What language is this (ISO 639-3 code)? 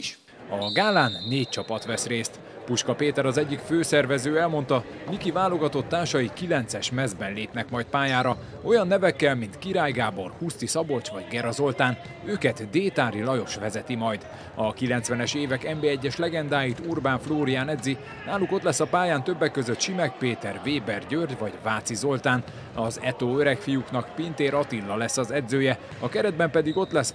hun